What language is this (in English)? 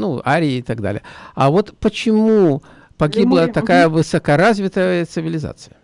Russian